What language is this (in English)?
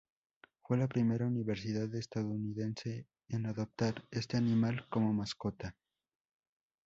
Spanish